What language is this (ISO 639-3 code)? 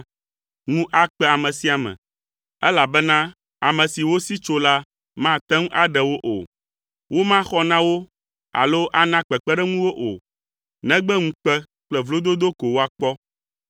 ewe